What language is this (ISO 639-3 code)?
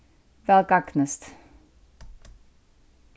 fao